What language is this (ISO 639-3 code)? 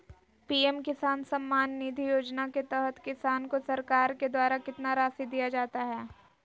mag